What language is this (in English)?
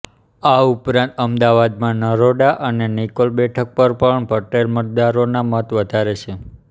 Gujarati